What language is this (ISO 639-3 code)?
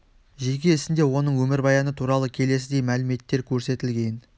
kaz